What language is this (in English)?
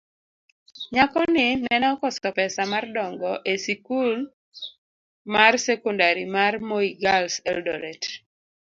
Luo (Kenya and Tanzania)